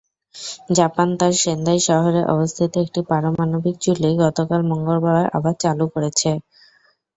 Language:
Bangla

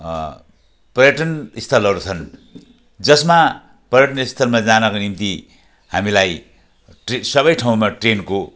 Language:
Nepali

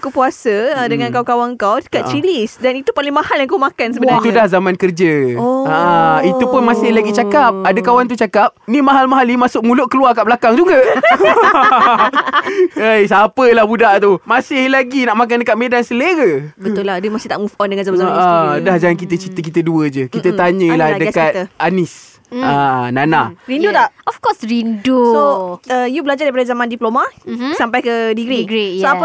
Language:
Malay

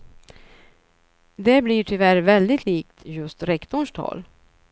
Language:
Swedish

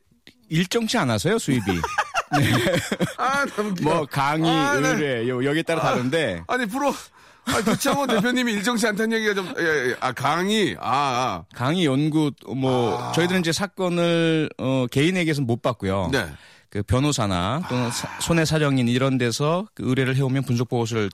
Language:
Korean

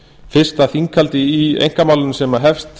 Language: Icelandic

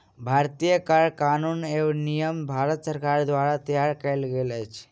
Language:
Maithili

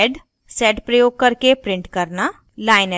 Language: Hindi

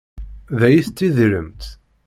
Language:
Kabyle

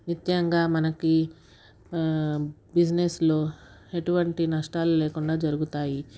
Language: Telugu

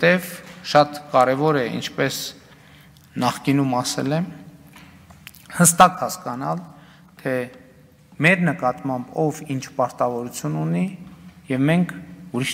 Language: Romanian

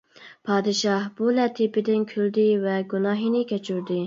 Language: Uyghur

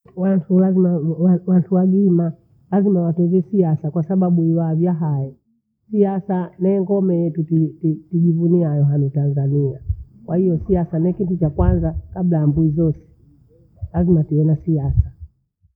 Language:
Bondei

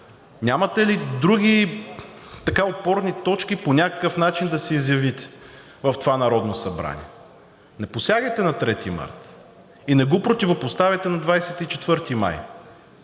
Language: Bulgarian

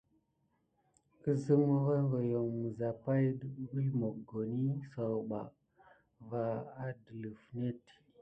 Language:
Gidar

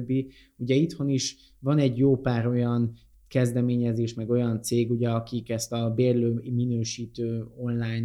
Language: Hungarian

